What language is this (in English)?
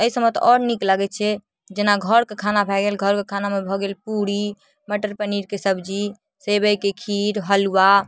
Maithili